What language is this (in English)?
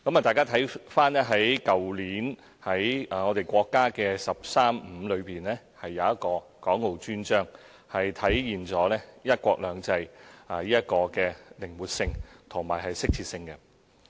Cantonese